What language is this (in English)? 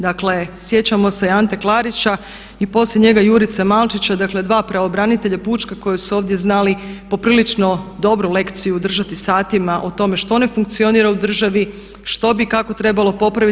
Croatian